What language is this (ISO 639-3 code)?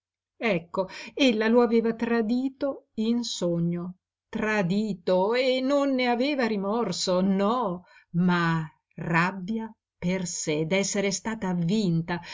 ita